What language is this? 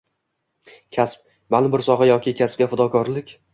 Uzbek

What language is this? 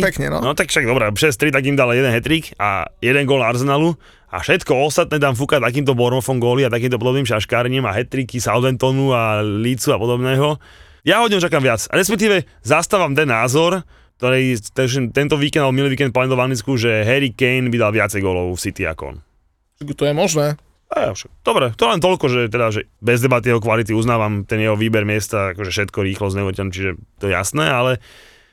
Slovak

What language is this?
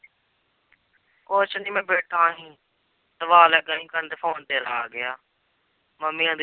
Punjabi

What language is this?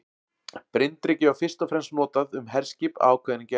Icelandic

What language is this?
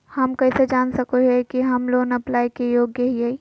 Magahi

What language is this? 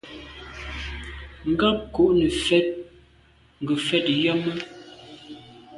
Medumba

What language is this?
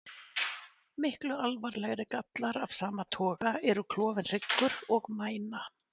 Icelandic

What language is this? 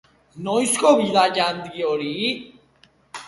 Basque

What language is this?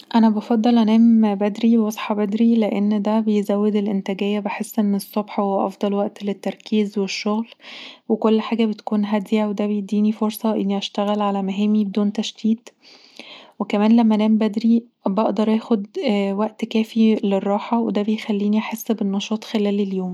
Egyptian Arabic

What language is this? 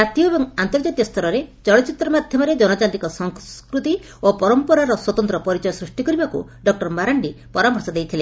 Odia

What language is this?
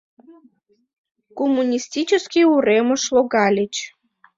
Mari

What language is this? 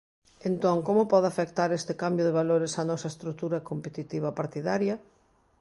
Galician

